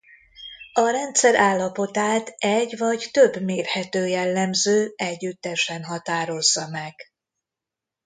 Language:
Hungarian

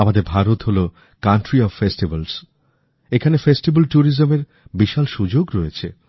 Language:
Bangla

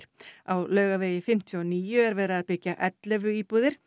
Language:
Icelandic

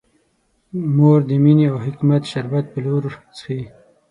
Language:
Pashto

